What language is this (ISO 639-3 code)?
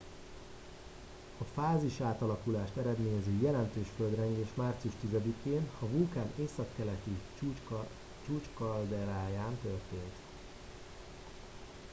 hun